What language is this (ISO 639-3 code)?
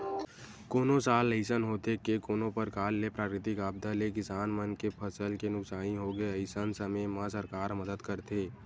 hne